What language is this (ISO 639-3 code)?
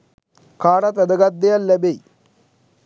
sin